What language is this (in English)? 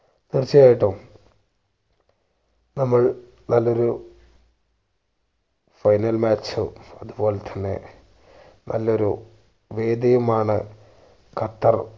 Malayalam